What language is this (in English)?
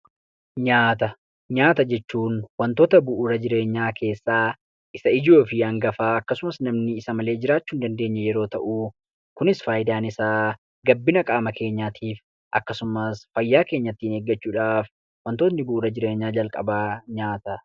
Oromo